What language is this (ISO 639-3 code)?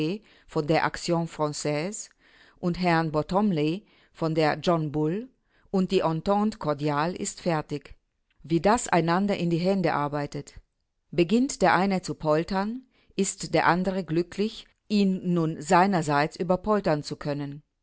deu